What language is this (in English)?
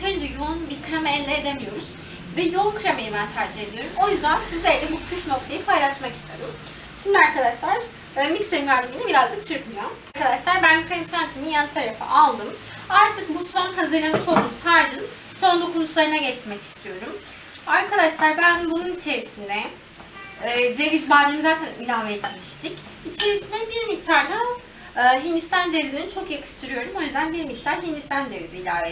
Turkish